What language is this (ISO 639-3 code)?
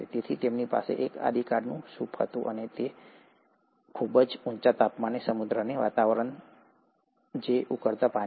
guj